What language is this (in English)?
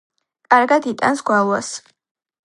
Georgian